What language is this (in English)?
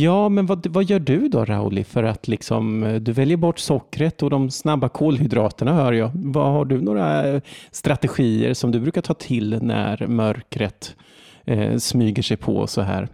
Swedish